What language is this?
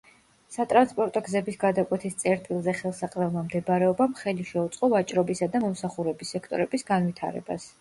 Georgian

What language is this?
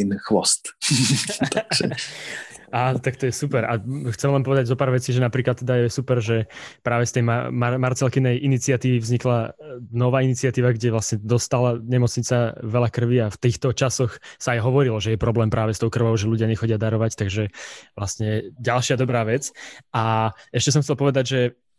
Slovak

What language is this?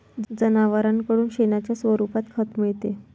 Marathi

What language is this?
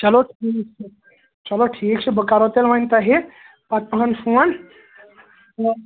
Kashmiri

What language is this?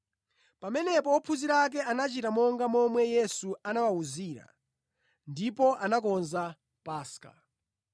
Nyanja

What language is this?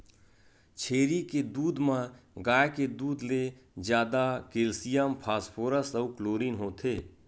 Chhattisgarhi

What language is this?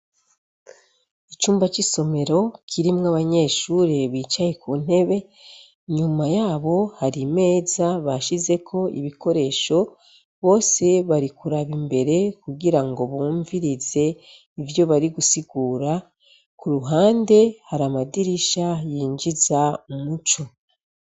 Rundi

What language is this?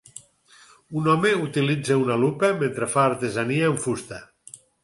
Catalan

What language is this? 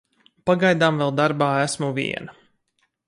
Latvian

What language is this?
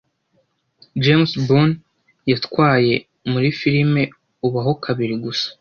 Kinyarwanda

